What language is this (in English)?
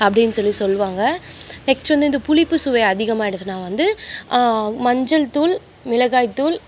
Tamil